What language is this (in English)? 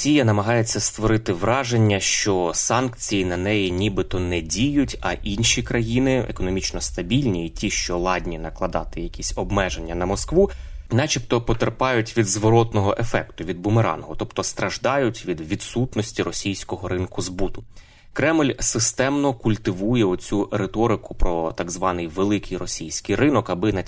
Ukrainian